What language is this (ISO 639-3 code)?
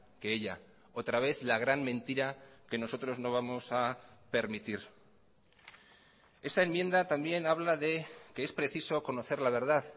spa